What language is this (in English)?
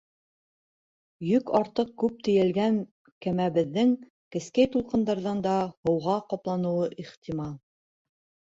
Bashkir